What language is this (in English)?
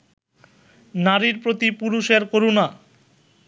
Bangla